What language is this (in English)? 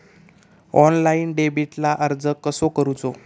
Marathi